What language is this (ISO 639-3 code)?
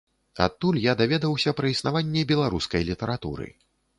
bel